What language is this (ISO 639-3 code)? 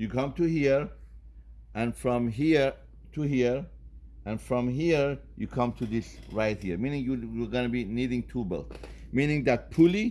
eng